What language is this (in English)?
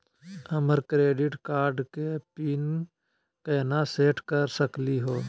Magahi